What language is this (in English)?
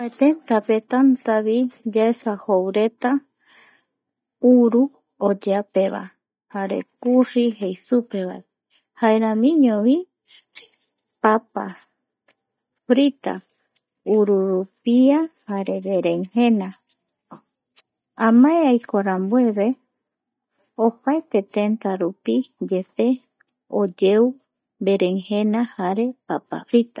Eastern Bolivian Guaraní